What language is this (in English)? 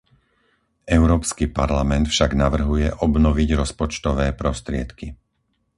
Slovak